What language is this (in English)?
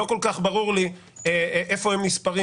Hebrew